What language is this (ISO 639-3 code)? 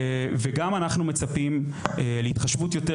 heb